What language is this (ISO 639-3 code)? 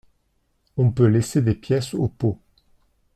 fra